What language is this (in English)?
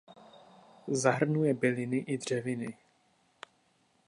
Czech